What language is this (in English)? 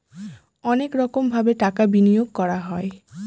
Bangla